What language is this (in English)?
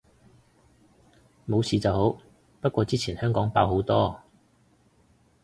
Cantonese